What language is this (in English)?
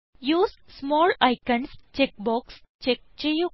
Malayalam